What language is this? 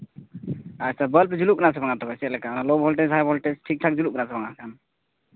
Santali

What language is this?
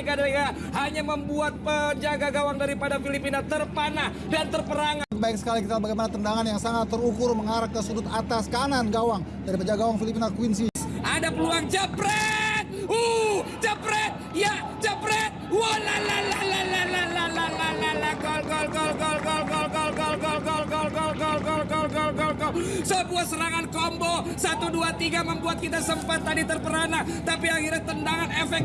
Indonesian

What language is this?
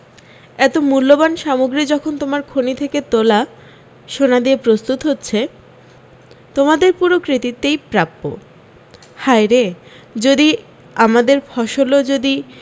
Bangla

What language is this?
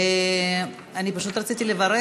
Hebrew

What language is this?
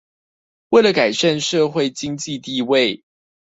Chinese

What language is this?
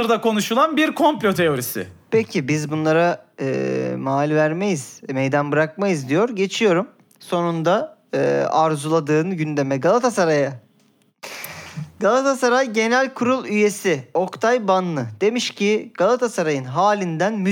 Turkish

